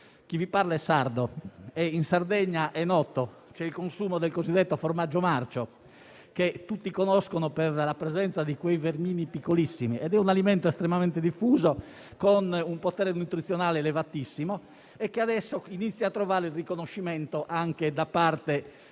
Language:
Italian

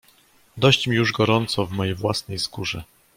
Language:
Polish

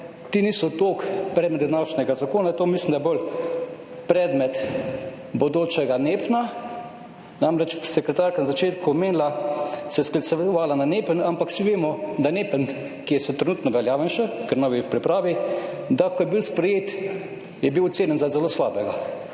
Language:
Slovenian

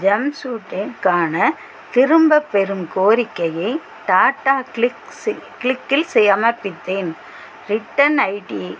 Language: Tamil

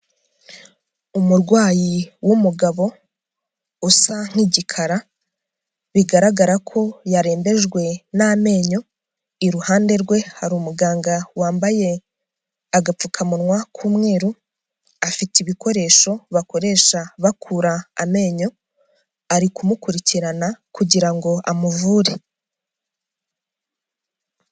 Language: Kinyarwanda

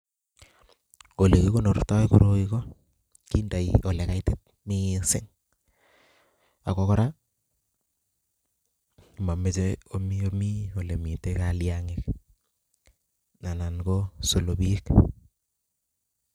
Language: Kalenjin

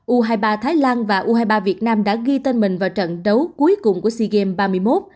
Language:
Vietnamese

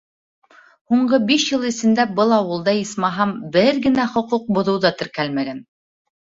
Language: Bashkir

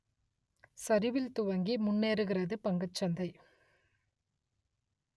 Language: Tamil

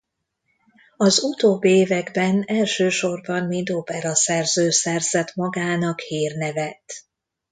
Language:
Hungarian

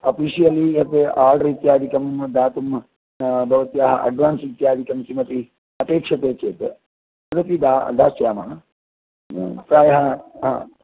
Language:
Sanskrit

